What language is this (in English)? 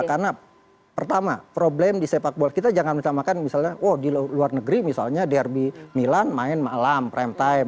Indonesian